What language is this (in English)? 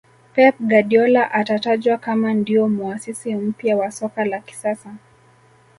Swahili